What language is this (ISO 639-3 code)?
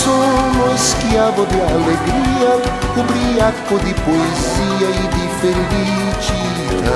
ron